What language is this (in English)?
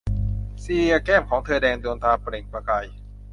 Thai